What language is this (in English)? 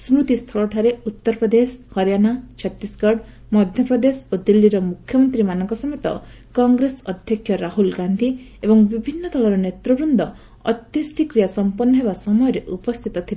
Odia